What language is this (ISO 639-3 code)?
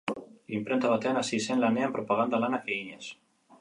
eus